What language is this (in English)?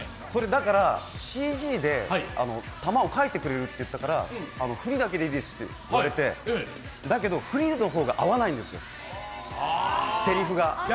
Japanese